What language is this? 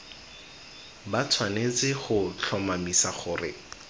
Tswana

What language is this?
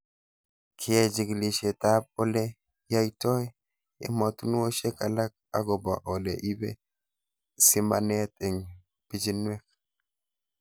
Kalenjin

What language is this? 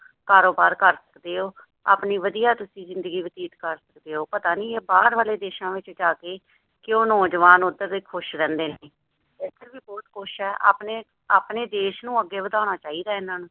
Punjabi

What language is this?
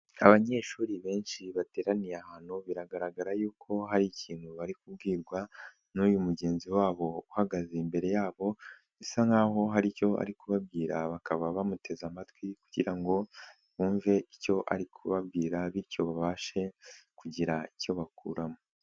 Kinyarwanda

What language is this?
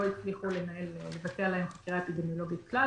Hebrew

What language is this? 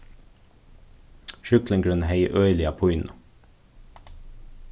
Faroese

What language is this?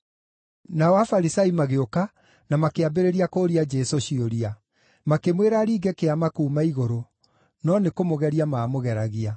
Kikuyu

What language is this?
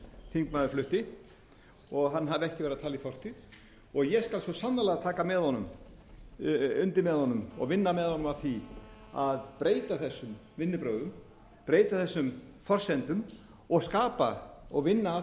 Icelandic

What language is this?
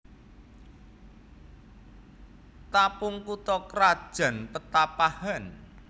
Javanese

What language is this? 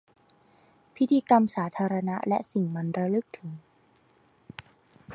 Thai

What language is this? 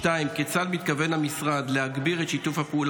Hebrew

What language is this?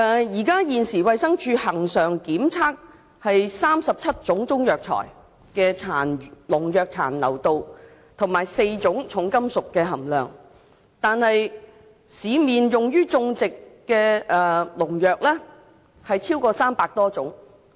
Cantonese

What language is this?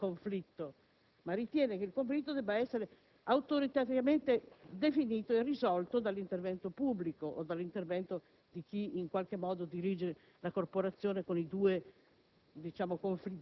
Italian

